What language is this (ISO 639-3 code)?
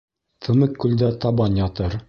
bak